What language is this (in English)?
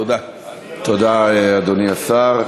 Hebrew